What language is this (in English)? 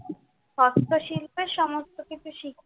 Bangla